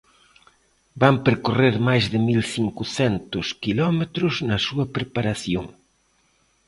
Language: Galician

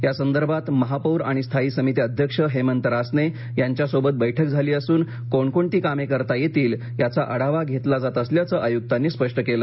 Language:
Marathi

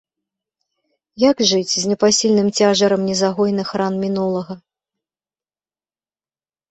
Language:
Belarusian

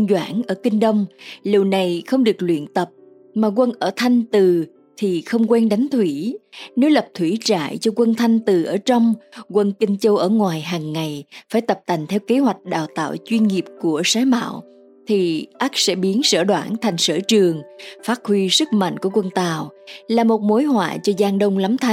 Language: Vietnamese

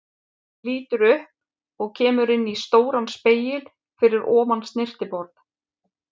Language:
Icelandic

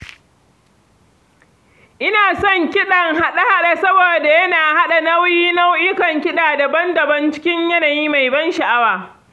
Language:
Hausa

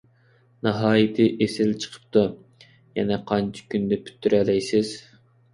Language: Uyghur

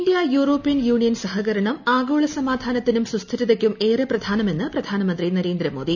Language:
Malayalam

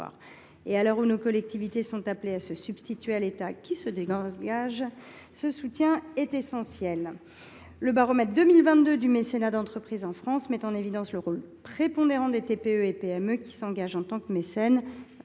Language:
French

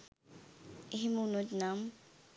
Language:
Sinhala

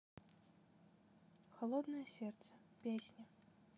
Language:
Russian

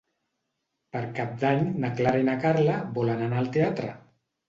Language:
Catalan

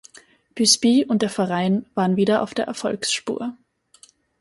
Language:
German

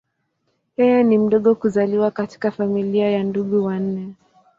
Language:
Swahili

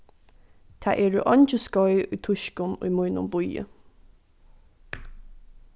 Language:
Faroese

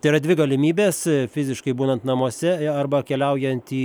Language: Lithuanian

